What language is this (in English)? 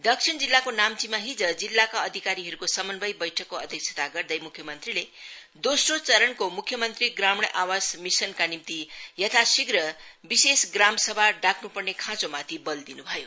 Nepali